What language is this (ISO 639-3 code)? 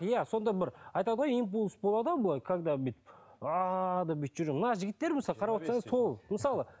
kaz